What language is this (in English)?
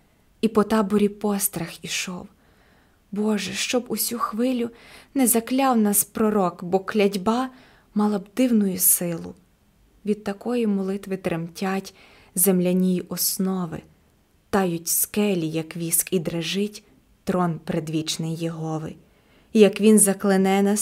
Ukrainian